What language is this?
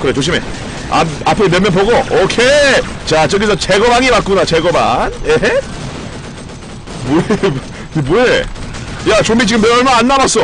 Korean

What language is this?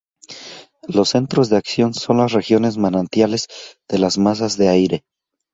Spanish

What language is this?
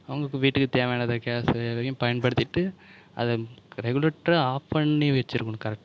Tamil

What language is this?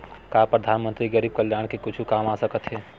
Chhattisgarhi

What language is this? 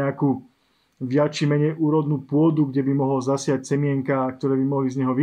Slovak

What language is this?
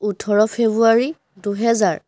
Assamese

